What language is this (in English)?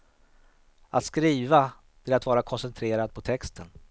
Swedish